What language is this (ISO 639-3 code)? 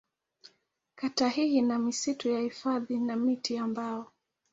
swa